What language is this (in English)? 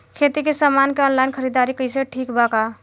Bhojpuri